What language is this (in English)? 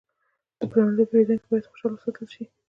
Pashto